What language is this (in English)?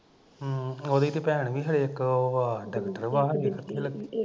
Punjabi